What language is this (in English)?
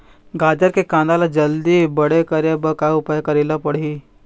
Chhattisgarhi